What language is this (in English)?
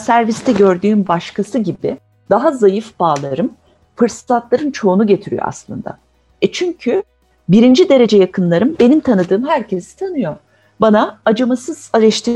Turkish